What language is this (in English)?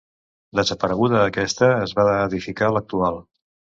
Catalan